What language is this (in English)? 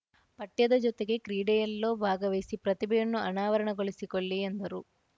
Kannada